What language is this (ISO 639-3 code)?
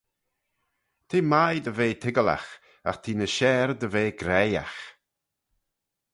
glv